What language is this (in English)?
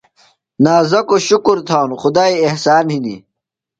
Phalura